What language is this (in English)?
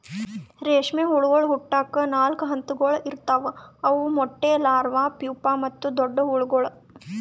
Kannada